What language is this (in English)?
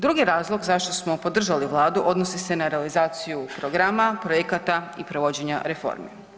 Croatian